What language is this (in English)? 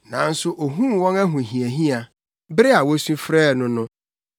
Akan